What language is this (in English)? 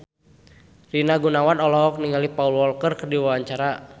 Sundanese